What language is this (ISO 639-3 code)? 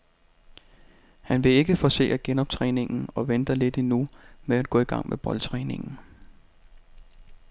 dan